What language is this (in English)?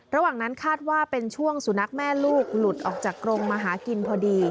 Thai